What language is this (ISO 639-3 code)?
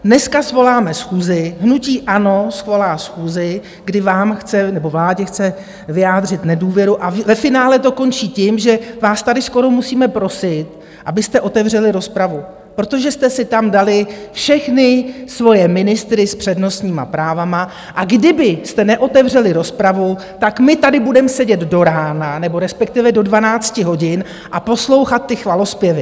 ces